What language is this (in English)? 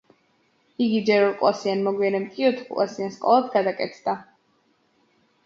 Georgian